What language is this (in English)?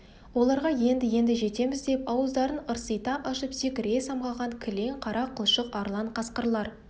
Kazakh